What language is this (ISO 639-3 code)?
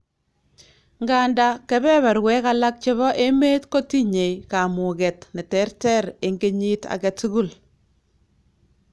kln